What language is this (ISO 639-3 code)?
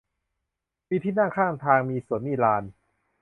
tha